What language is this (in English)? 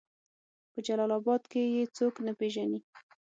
Pashto